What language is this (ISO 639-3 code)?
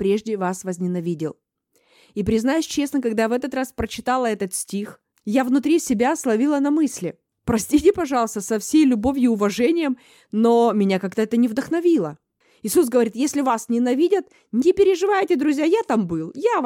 rus